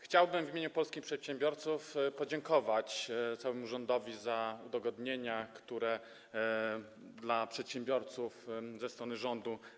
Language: Polish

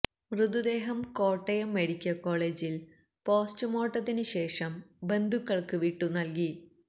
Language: Malayalam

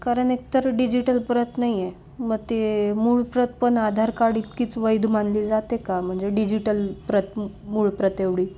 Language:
Marathi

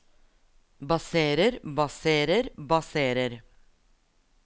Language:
Norwegian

